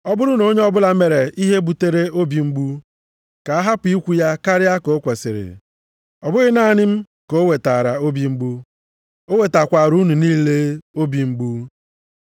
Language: Igbo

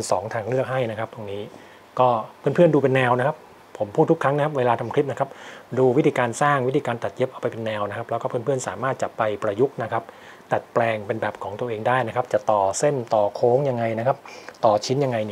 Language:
Thai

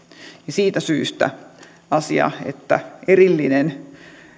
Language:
Finnish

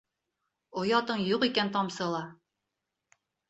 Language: Bashkir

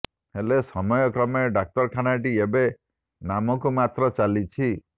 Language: Odia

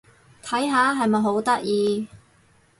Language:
Cantonese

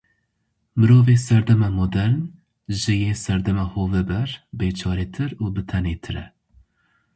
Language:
Kurdish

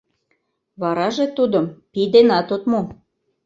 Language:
Mari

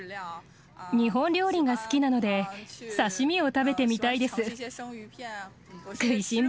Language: Japanese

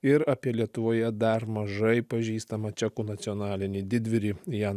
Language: Lithuanian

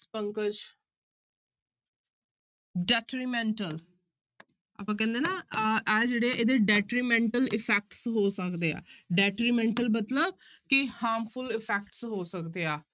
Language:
Punjabi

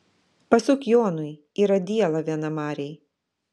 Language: Lithuanian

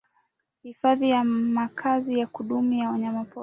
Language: Swahili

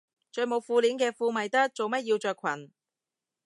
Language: Cantonese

